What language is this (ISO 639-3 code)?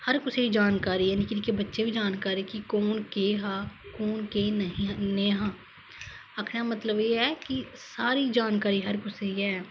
doi